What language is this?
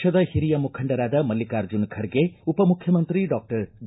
Kannada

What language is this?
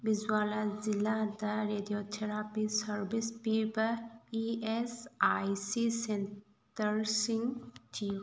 Manipuri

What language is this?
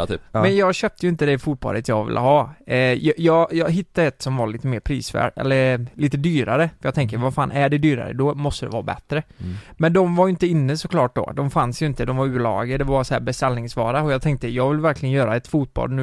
Swedish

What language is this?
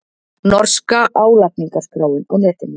Icelandic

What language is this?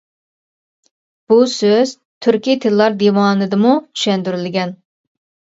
Uyghur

